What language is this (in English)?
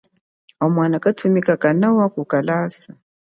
Chokwe